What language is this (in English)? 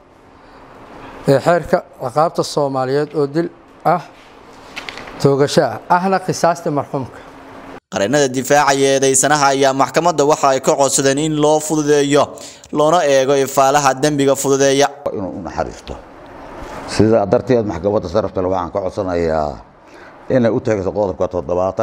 Arabic